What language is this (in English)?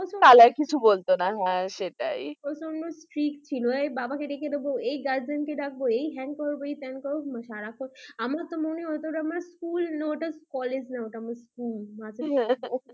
Bangla